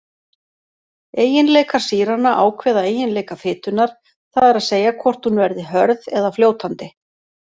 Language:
Icelandic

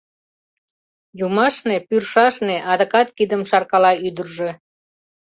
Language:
Mari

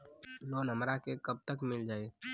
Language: Bhojpuri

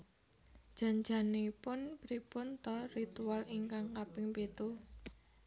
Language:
Javanese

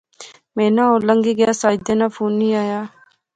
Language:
Pahari-Potwari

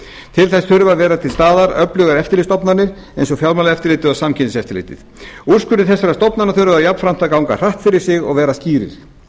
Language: Icelandic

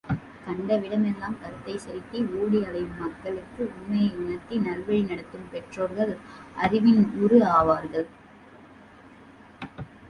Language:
Tamil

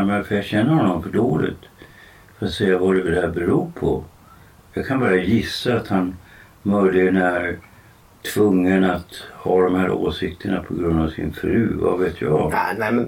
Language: Swedish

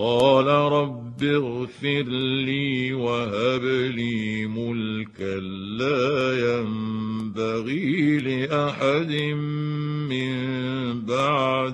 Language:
Arabic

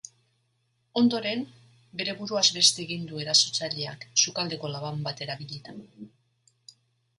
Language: Basque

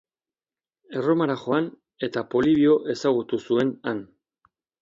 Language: Basque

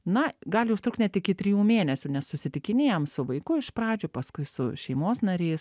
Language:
Lithuanian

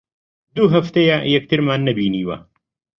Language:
Central Kurdish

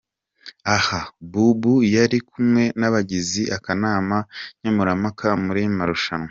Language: Kinyarwanda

